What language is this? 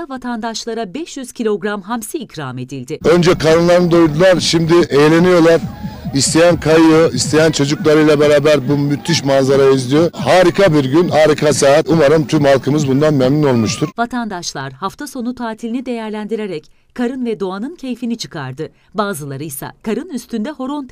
Turkish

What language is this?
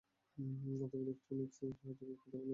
Bangla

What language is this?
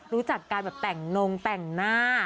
Thai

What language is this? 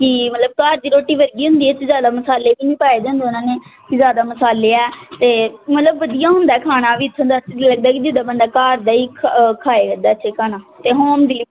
Punjabi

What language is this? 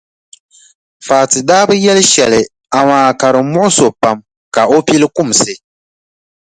Dagbani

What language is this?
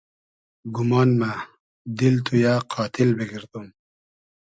Hazaragi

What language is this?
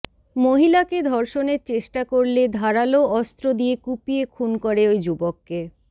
Bangla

